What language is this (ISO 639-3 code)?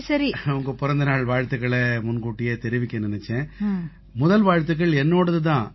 tam